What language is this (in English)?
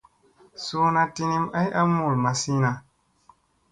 Musey